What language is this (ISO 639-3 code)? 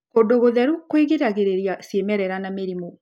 kik